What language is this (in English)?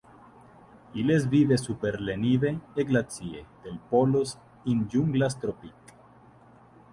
Interlingua